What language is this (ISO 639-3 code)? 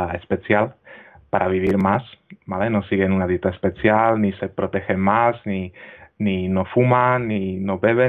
spa